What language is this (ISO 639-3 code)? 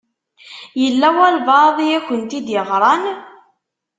kab